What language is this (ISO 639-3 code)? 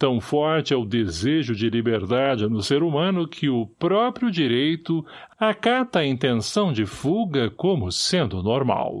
por